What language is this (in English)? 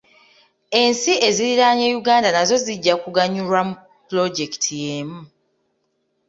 Ganda